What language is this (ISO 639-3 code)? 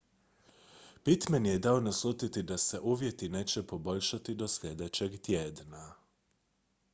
hrv